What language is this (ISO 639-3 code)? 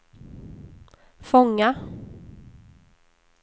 swe